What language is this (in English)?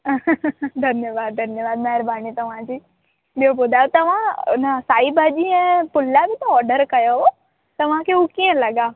Sindhi